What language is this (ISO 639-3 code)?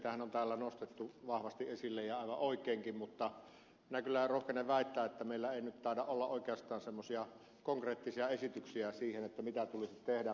fin